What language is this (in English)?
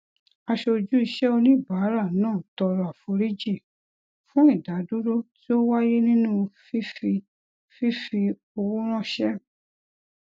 Yoruba